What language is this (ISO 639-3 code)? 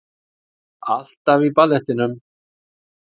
isl